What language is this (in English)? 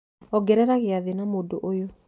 Kikuyu